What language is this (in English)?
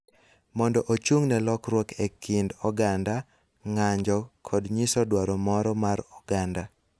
Luo (Kenya and Tanzania)